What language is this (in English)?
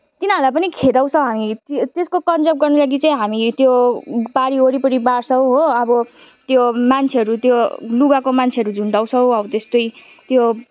Nepali